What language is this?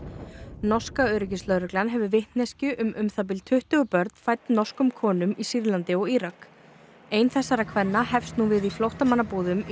Icelandic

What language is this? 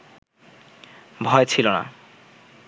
Bangla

